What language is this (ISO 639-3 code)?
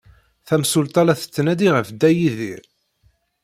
kab